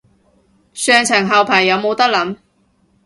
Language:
Cantonese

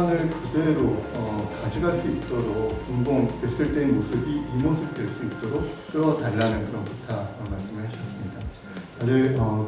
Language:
Korean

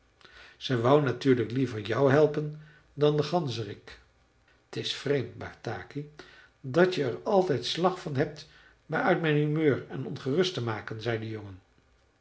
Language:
Dutch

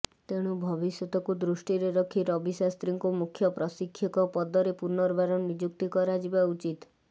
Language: Odia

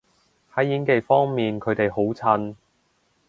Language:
Cantonese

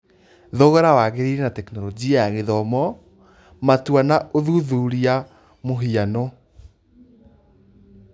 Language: Kikuyu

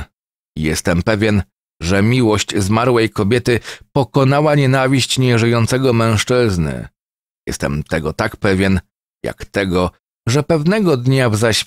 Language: Polish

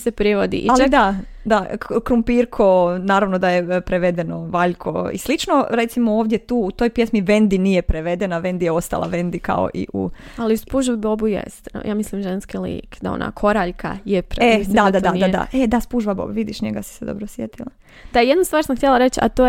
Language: Croatian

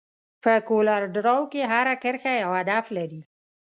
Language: Pashto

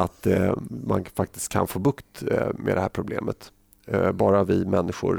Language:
Swedish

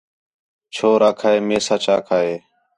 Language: Khetrani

